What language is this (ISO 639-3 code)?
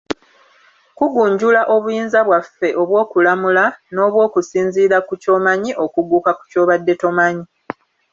lug